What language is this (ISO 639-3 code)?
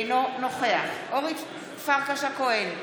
heb